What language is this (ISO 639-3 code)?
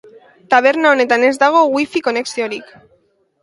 eus